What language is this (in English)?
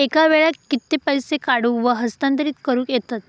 Marathi